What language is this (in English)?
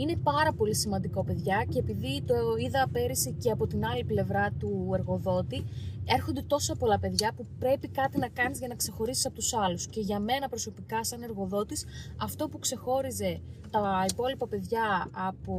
Greek